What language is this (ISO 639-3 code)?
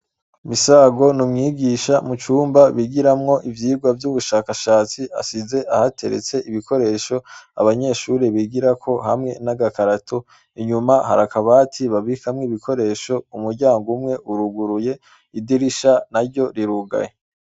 run